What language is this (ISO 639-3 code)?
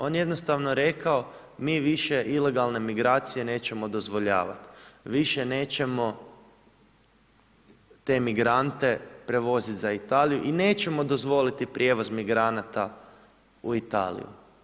hrv